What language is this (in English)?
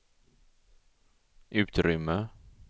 Swedish